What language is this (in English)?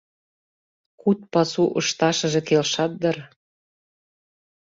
Mari